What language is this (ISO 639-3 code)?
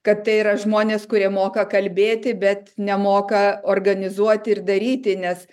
lit